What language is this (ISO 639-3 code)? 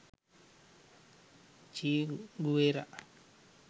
sin